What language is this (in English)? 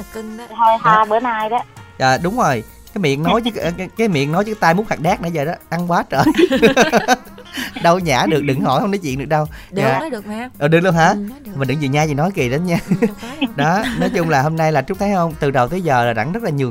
Vietnamese